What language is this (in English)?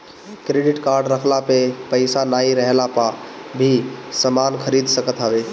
Bhojpuri